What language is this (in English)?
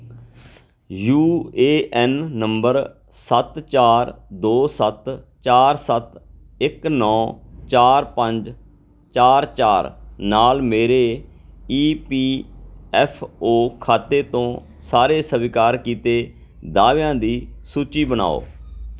Punjabi